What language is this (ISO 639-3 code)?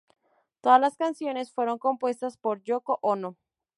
spa